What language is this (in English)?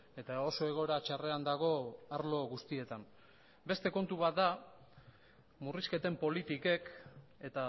Basque